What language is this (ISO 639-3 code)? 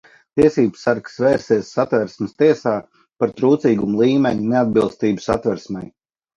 lav